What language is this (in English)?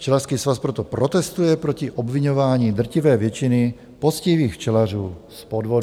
Czech